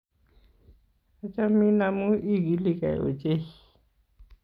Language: Kalenjin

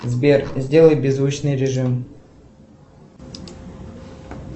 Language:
Russian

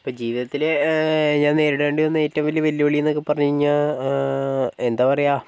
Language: Malayalam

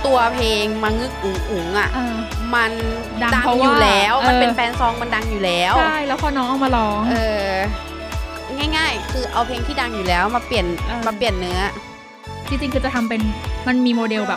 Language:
Thai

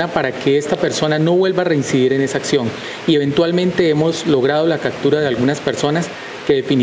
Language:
Spanish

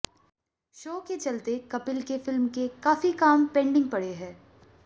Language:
Hindi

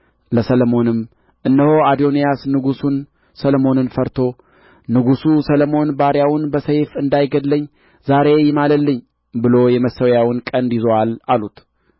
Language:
Amharic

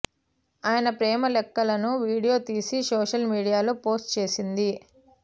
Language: Telugu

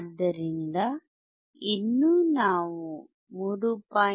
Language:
Kannada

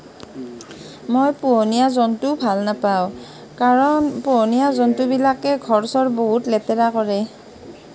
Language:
Assamese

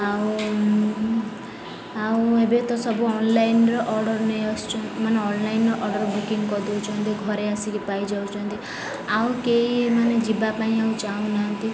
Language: Odia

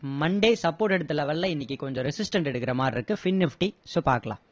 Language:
Tamil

